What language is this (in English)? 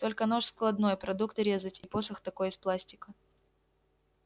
Russian